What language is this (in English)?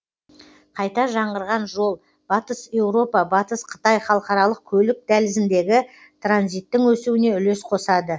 Kazakh